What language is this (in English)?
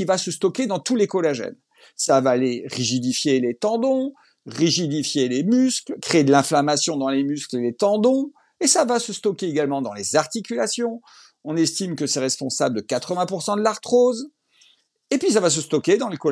French